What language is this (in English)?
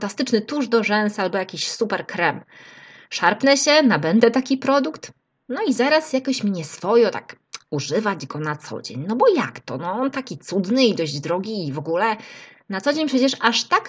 Polish